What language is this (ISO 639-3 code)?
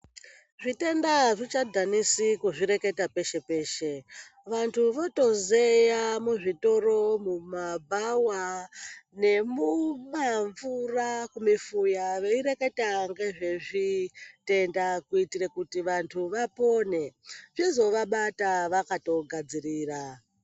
ndc